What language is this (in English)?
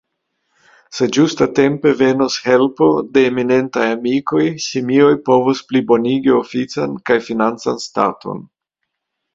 Esperanto